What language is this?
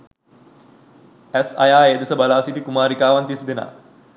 Sinhala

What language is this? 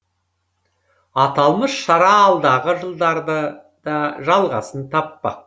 Kazakh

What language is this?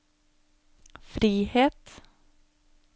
Norwegian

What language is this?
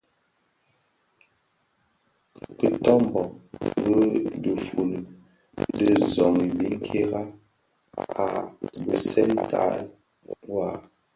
Bafia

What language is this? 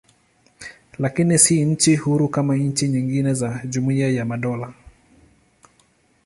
Swahili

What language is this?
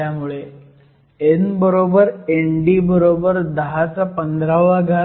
Marathi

